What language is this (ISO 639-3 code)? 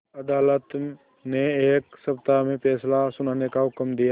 hin